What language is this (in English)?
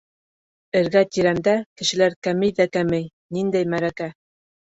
Bashkir